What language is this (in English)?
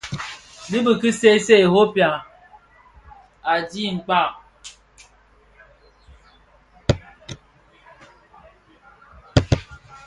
Bafia